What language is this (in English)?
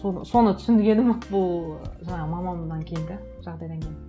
Kazakh